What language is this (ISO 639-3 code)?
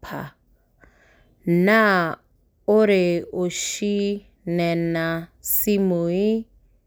mas